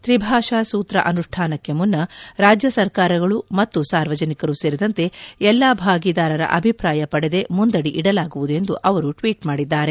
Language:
Kannada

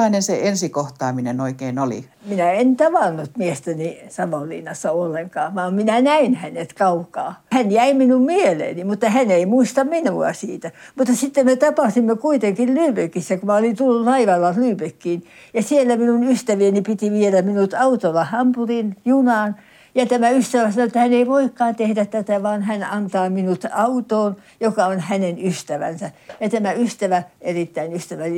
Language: Finnish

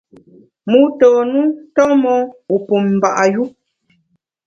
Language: Bamun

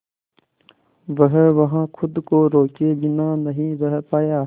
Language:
Hindi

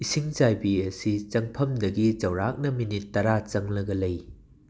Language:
Manipuri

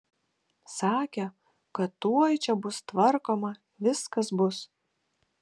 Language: Lithuanian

